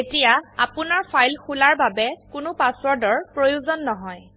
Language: Assamese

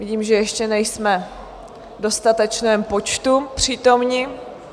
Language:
Czech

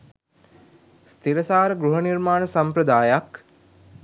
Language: Sinhala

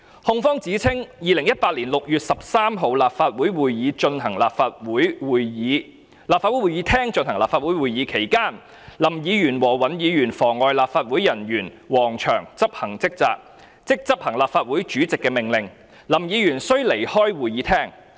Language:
Cantonese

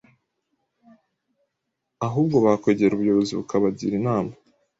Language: Kinyarwanda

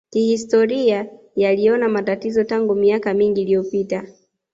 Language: Swahili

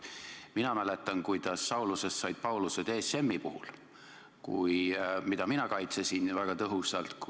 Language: Estonian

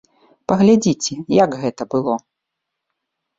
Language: Belarusian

